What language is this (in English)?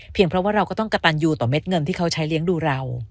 Thai